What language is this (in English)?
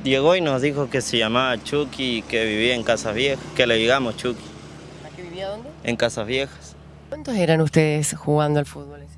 Spanish